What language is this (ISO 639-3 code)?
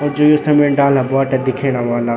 gbm